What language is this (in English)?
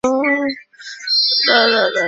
Chinese